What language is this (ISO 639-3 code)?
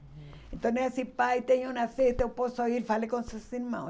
por